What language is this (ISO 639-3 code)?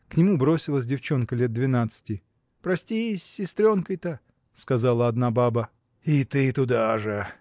rus